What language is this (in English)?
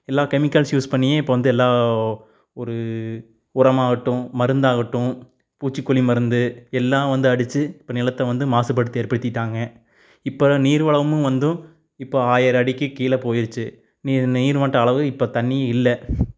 Tamil